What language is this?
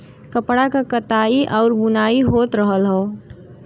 Bhojpuri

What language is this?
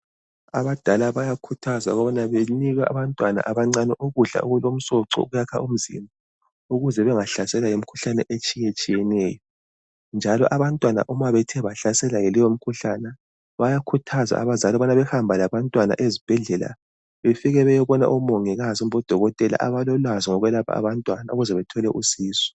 North Ndebele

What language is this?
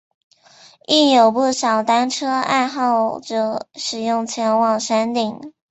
Chinese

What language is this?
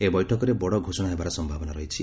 Odia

